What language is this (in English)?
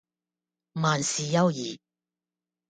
Cantonese